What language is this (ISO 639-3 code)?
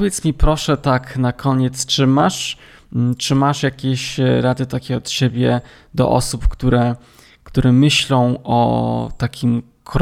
pol